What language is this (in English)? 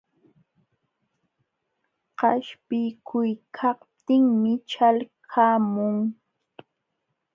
Jauja Wanca Quechua